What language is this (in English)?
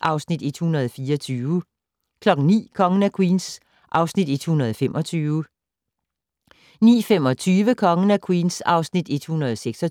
Danish